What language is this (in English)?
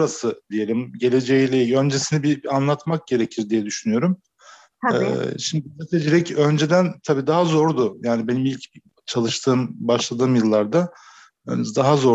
Turkish